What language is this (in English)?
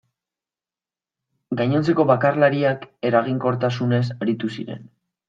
Basque